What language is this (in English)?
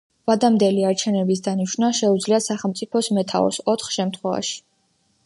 Georgian